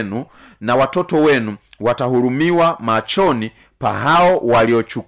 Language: Swahili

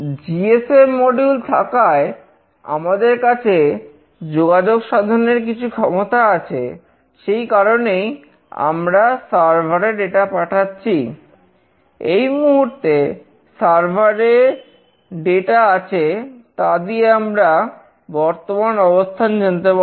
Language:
Bangla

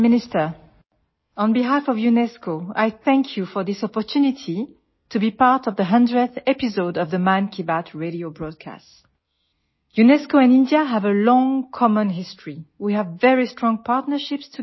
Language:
Assamese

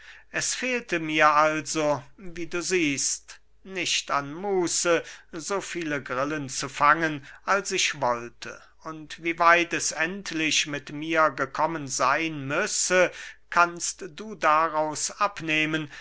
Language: German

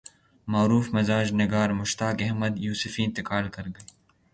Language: Urdu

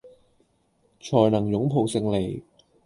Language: Cantonese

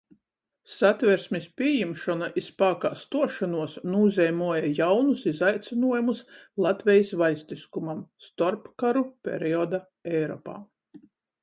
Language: Latgalian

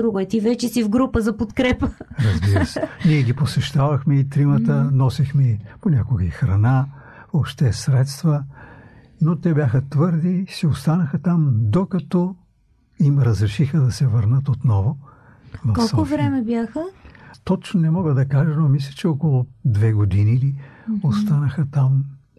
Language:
Bulgarian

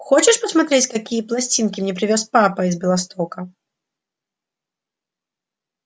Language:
Russian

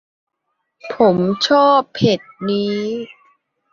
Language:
Thai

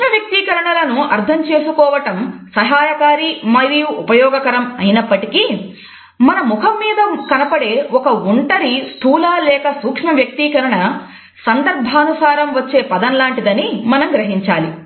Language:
Telugu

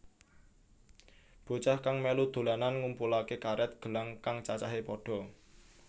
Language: Javanese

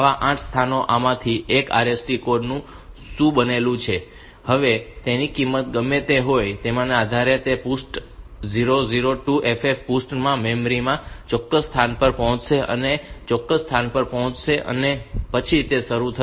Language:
Gujarati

